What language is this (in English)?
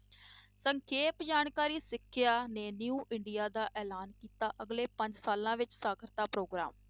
Punjabi